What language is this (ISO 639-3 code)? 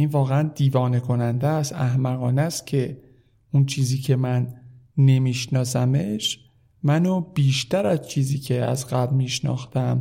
fas